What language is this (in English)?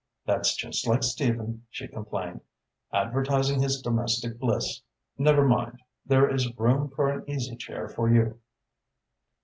English